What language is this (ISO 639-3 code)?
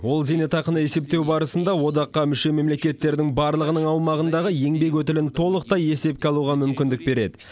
kaz